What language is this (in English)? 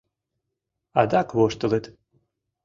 Mari